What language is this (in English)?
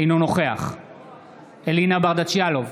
Hebrew